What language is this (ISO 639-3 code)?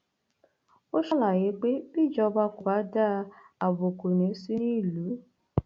yor